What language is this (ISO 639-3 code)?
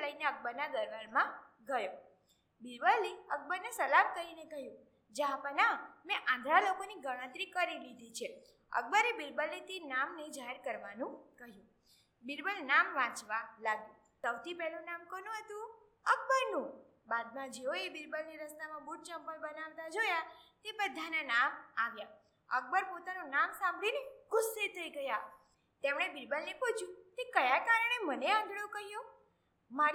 guj